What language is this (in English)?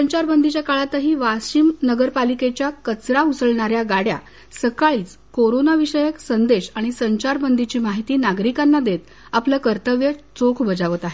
Marathi